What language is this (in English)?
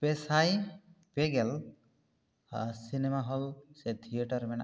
Santali